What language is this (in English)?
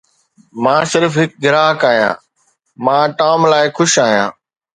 Sindhi